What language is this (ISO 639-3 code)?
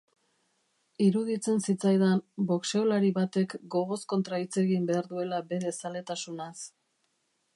eus